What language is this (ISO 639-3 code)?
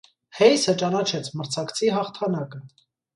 hye